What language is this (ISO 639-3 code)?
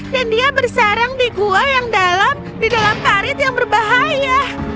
ind